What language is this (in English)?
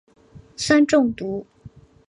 Chinese